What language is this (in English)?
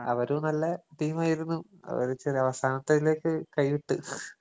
Malayalam